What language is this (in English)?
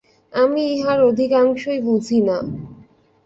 Bangla